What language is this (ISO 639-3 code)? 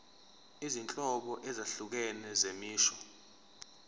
zul